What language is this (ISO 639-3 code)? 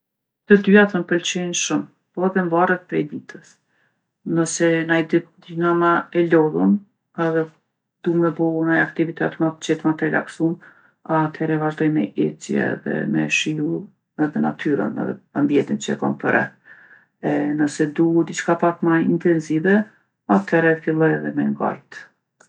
aln